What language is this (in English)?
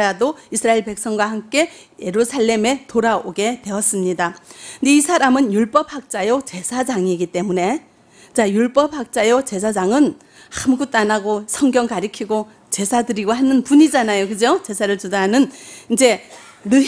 Korean